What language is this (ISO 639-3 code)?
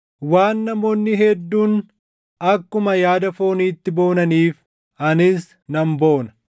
orm